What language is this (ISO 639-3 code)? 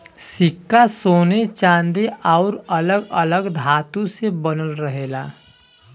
bho